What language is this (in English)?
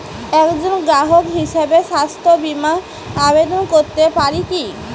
Bangla